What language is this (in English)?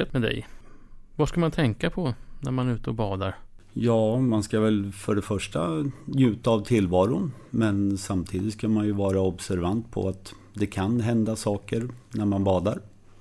Swedish